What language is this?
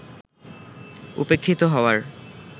Bangla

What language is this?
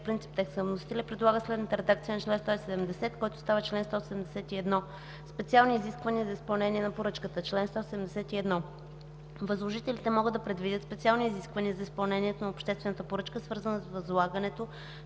Bulgarian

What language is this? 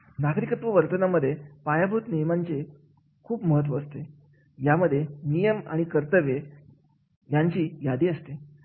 Marathi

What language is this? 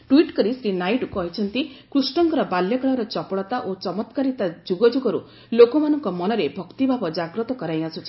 Odia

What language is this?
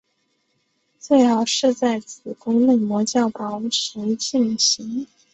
Chinese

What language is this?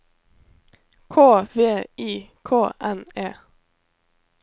Norwegian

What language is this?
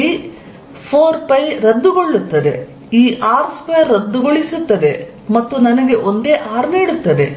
Kannada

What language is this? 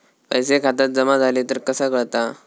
Marathi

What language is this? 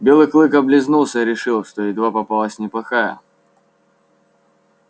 Russian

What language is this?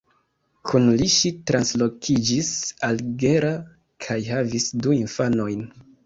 Esperanto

